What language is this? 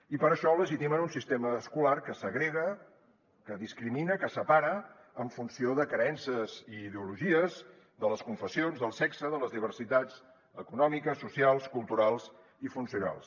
Catalan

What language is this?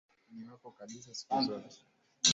Swahili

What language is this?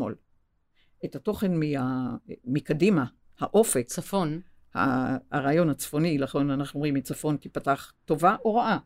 Hebrew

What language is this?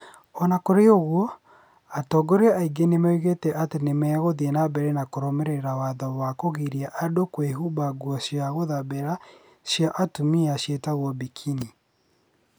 Kikuyu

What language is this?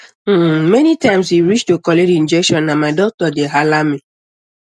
Nigerian Pidgin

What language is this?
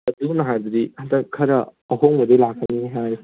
Manipuri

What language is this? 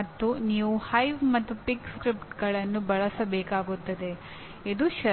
Kannada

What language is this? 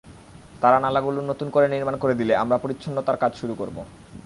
Bangla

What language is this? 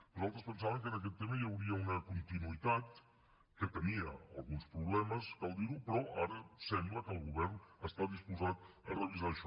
Catalan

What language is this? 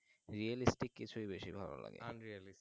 Bangla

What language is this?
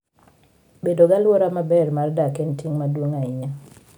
Luo (Kenya and Tanzania)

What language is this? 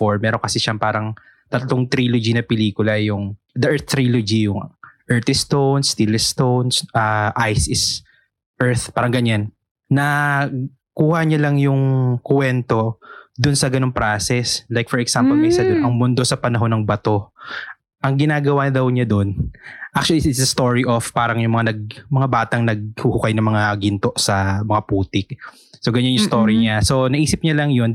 Filipino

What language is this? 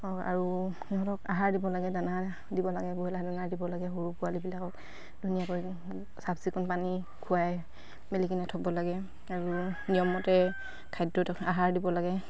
Assamese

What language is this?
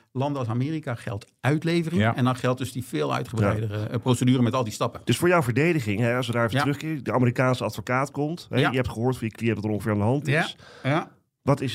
Dutch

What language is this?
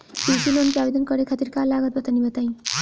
Bhojpuri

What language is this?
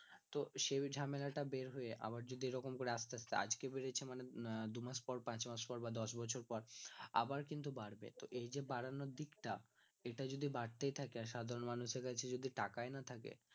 Bangla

